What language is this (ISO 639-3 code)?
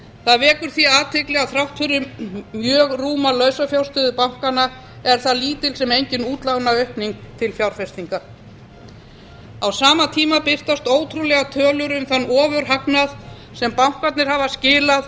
isl